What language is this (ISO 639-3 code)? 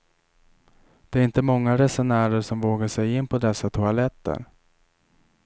swe